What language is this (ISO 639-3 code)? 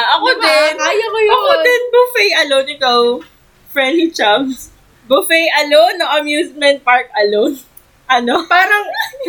fil